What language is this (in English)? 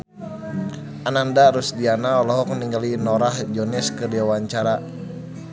Sundanese